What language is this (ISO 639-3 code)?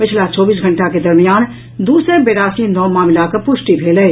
mai